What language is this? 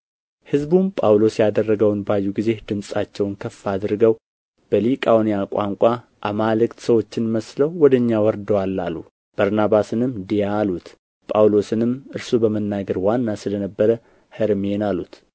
Amharic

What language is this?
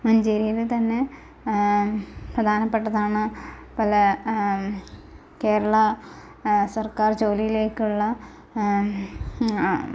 Malayalam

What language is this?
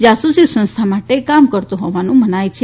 Gujarati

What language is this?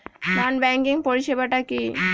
Bangla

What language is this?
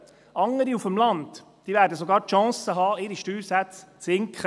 Swiss German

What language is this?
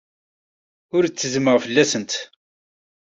Kabyle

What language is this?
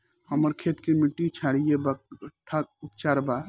Bhojpuri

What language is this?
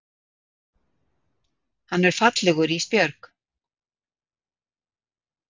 Icelandic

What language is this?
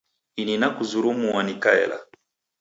Taita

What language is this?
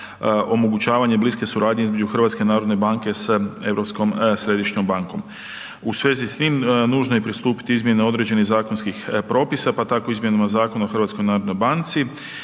Croatian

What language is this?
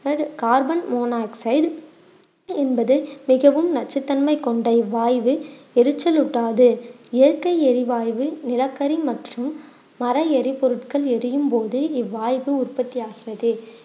Tamil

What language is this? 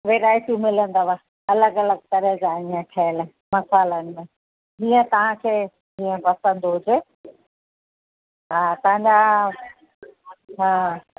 Sindhi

